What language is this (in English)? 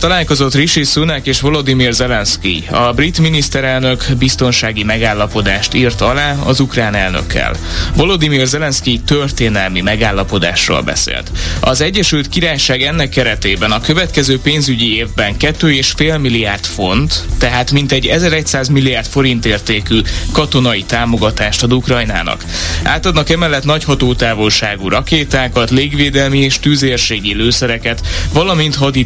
Hungarian